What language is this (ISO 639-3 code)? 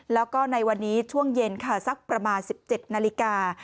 tha